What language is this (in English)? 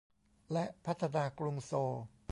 Thai